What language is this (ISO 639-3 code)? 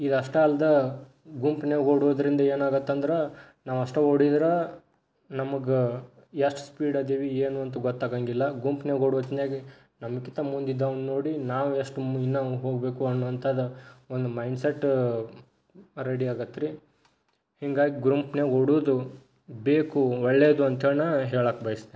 kan